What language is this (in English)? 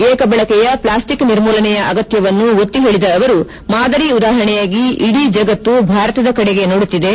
Kannada